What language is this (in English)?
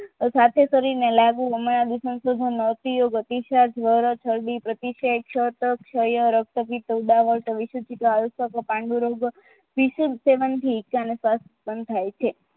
Gujarati